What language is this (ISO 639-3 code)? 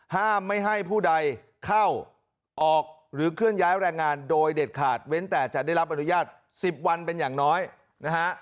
tha